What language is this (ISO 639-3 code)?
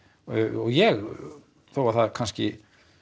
isl